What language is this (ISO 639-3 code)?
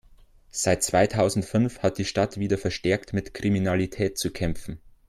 deu